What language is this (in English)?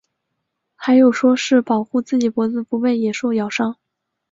Chinese